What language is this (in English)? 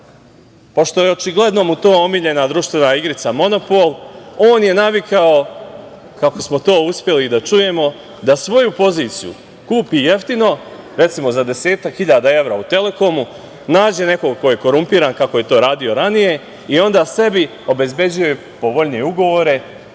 Serbian